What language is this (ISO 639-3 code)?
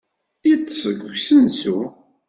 kab